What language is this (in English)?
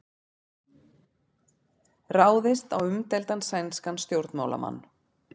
Icelandic